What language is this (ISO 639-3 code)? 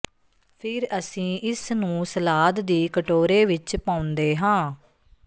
pan